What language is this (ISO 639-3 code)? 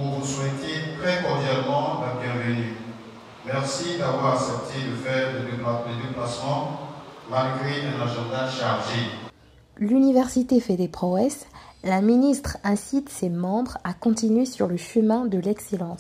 fra